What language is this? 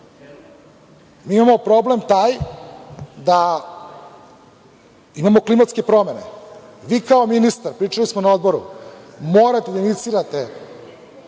Serbian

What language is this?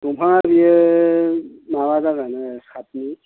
Bodo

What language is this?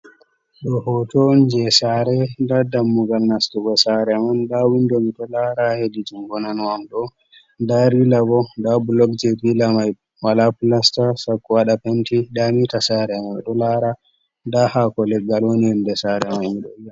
Fula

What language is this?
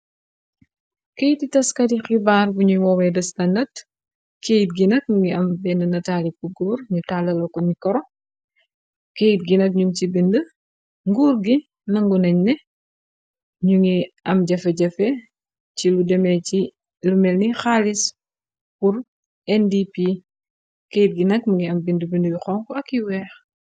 Wolof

